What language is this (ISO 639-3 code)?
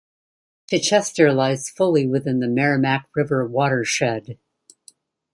eng